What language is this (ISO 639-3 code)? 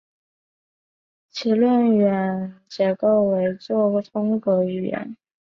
zho